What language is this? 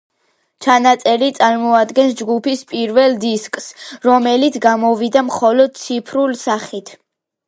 Georgian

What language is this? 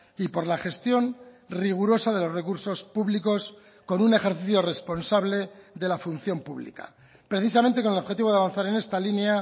Spanish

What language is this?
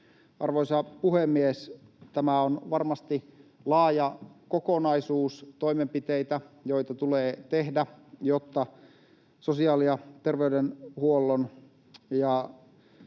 Finnish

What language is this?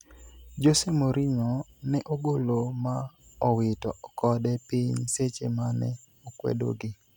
Luo (Kenya and Tanzania)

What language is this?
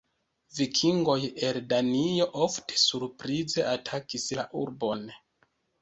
Esperanto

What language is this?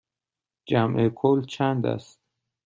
Persian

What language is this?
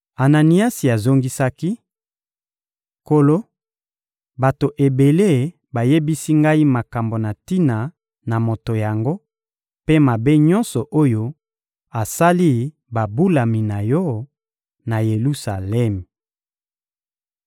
Lingala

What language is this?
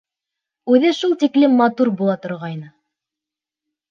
Bashkir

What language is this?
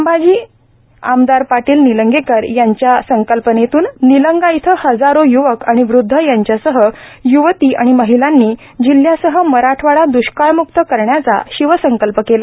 Marathi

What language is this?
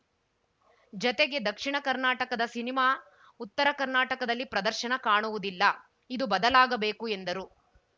Kannada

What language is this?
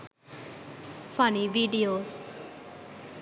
Sinhala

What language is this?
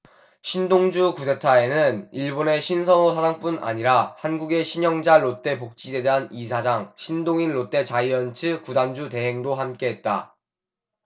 Korean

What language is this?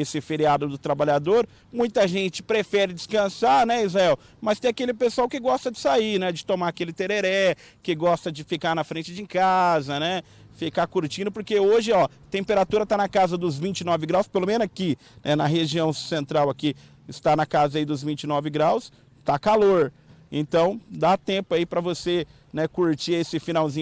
Portuguese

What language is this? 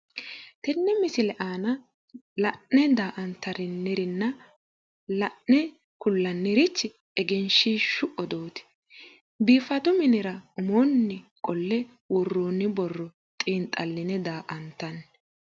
Sidamo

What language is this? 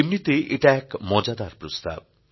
Bangla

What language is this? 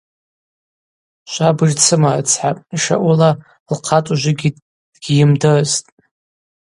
Abaza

